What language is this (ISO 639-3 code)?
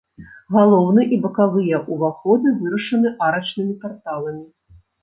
bel